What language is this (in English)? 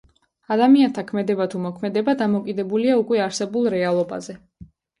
Georgian